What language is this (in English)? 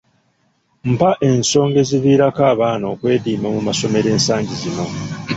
Ganda